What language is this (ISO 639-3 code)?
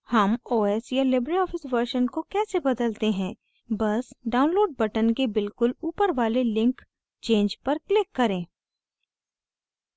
hin